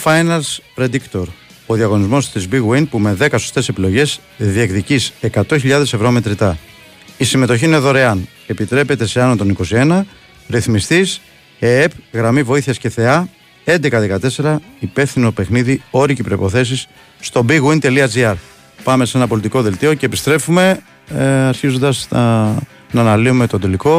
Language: Greek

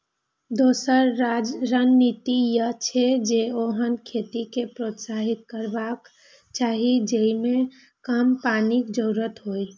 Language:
Maithili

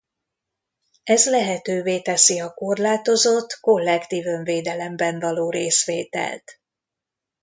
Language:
Hungarian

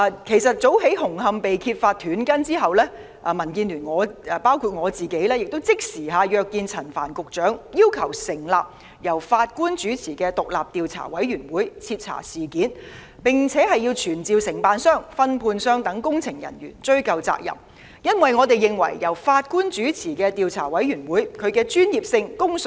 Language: Cantonese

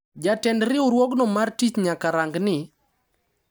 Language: Luo (Kenya and Tanzania)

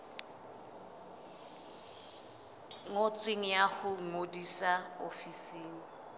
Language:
Southern Sotho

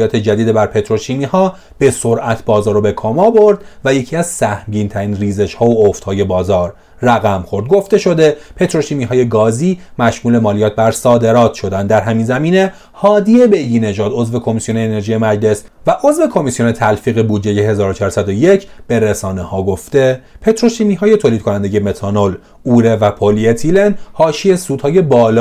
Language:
Persian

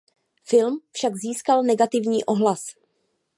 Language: Czech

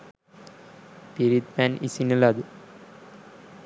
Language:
Sinhala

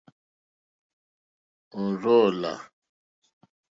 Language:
Mokpwe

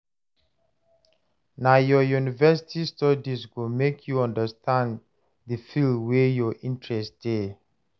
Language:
Nigerian Pidgin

